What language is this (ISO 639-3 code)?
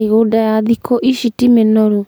kik